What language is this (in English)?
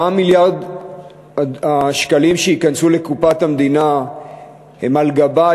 Hebrew